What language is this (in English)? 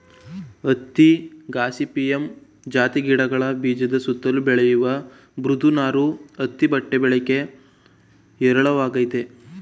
Kannada